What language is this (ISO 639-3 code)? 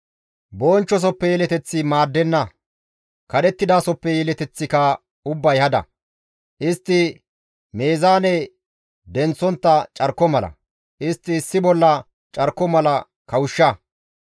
gmv